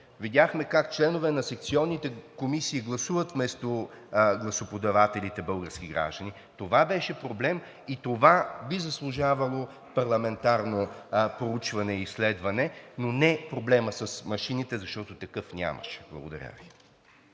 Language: Bulgarian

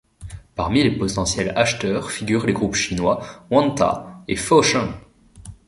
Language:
French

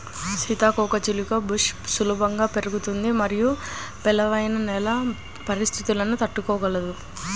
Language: Telugu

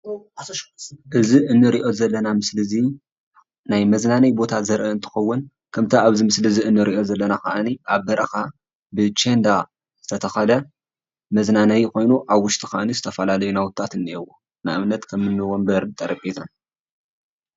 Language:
Tigrinya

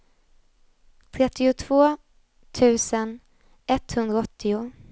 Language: Swedish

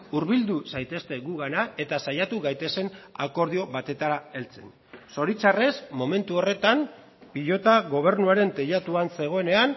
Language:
Basque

